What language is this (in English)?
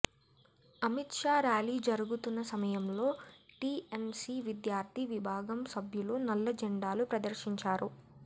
Telugu